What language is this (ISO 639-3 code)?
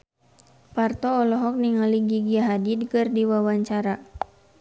sun